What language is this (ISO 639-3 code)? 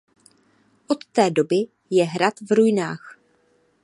ces